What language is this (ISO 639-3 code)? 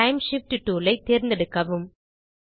tam